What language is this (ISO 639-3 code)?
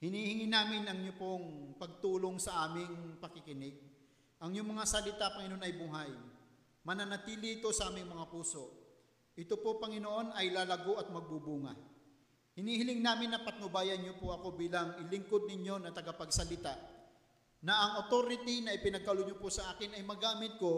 fil